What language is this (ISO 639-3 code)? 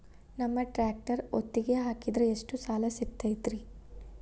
kan